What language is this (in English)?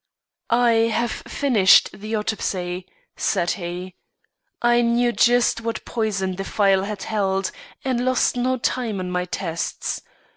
English